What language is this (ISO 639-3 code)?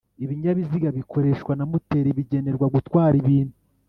kin